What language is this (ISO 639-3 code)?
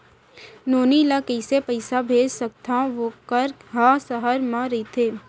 hne